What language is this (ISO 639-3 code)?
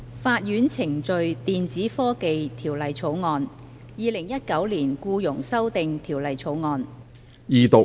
yue